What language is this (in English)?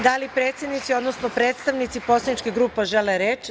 Serbian